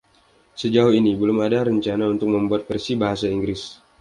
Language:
Indonesian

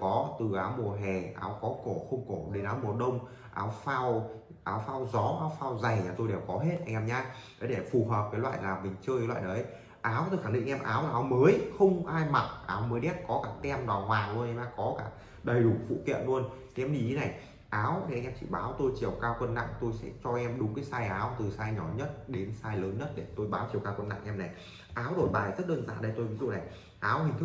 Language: Vietnamese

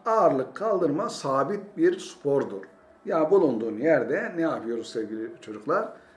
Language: Turkish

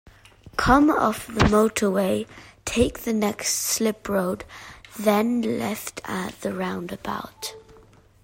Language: English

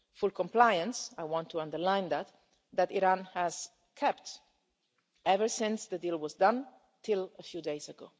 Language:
English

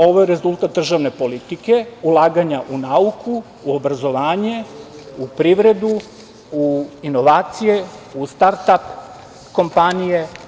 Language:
Serbian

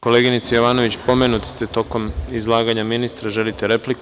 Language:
Serbian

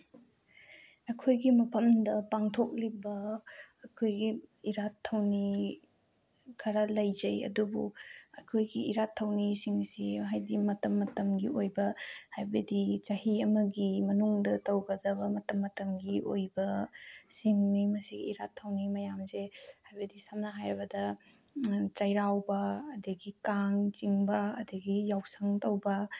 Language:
Manipuri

